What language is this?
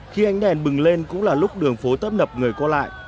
Vietnamese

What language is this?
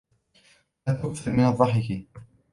Arabic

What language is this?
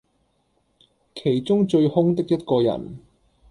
Cantonese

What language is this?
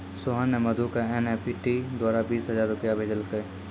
Maithili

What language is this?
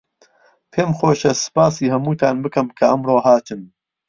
Central Kurdish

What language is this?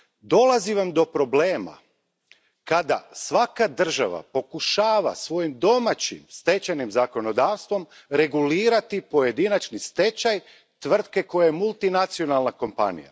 Croatian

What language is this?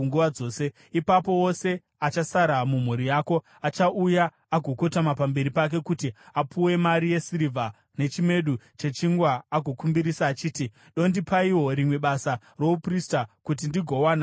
Shona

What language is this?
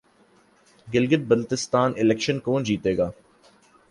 Urdu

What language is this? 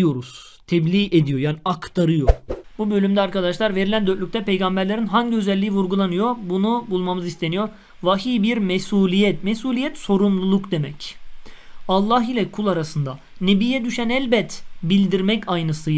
Turkish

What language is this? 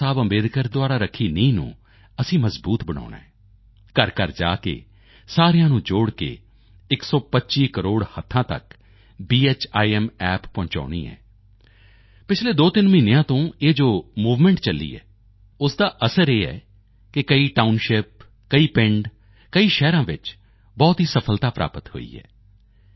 Punjabi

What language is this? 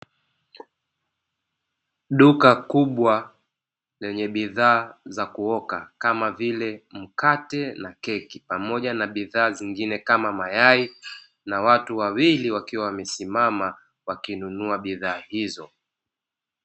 Swahili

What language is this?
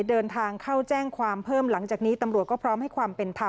Thai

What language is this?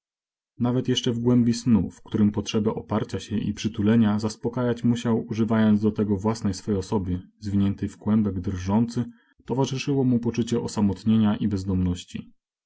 Polish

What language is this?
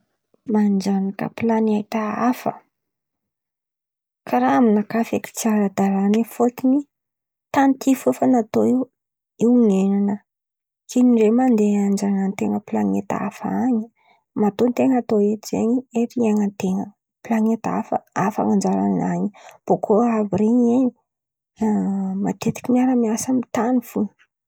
Antankarana Malagasy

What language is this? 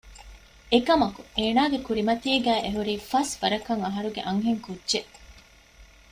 Divehi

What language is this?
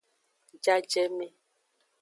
Aja (Benin)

